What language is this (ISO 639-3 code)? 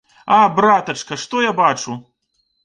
bel